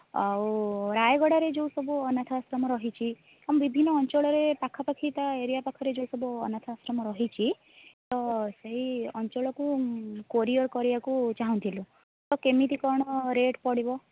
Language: Odia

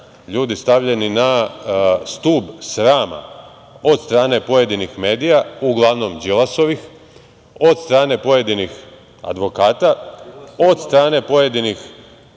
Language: Serbian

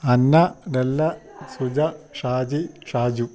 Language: Malayalam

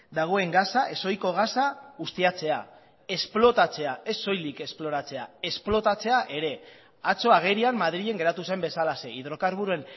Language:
Basque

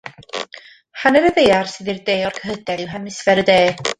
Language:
Welsh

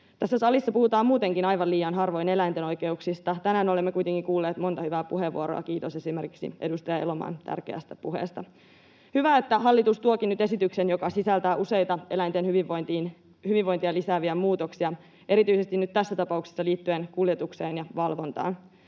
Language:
Finnish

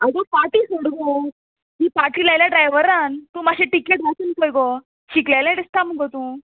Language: Konkani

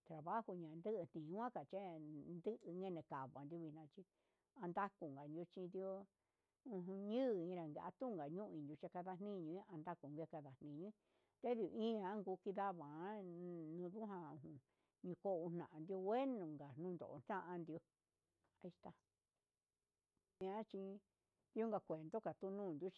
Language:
Huitepec Mixtec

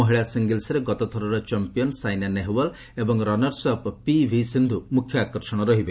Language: Odia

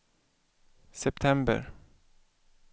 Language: Swedish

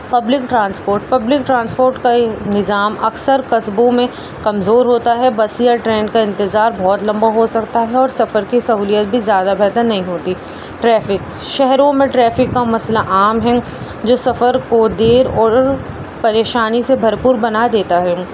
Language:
Urdu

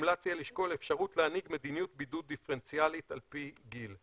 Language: Hebrew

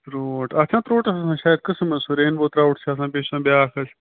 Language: Kashmiri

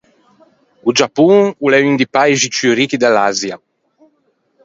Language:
Ligurian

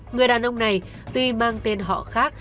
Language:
Vietnamese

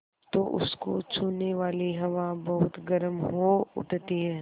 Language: Hindi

